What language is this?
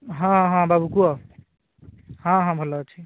Odia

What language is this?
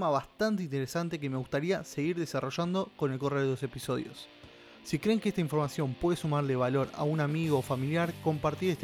Spanish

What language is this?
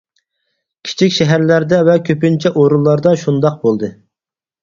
Uyghur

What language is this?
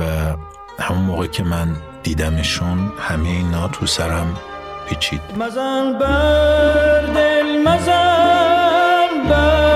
Persian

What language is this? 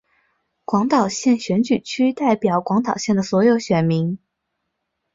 Chinese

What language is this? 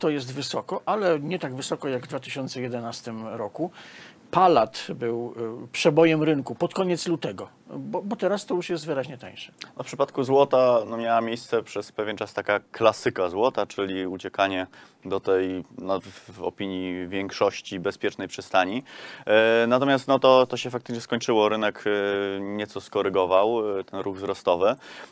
Polish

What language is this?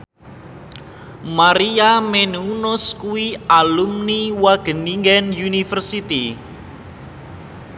Javanese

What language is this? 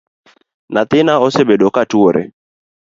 Luo (Kenya and Tanzania)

